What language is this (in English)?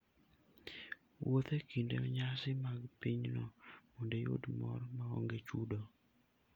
Luo (Kenya and Tanzania)